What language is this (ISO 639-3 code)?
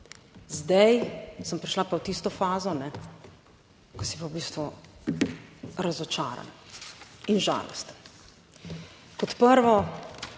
slv